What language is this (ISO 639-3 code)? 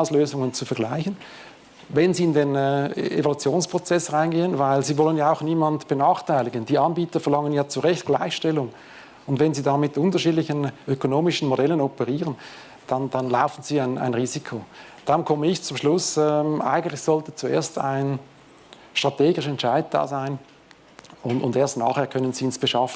deu